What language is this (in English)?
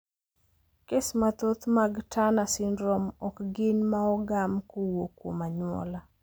Luo (Kenya and Tanzania)